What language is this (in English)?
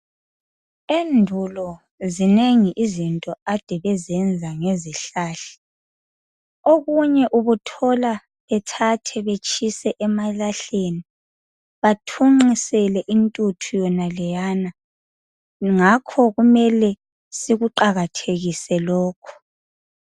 North Ndebele